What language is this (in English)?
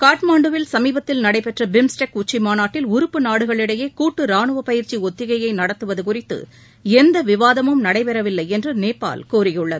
Tamil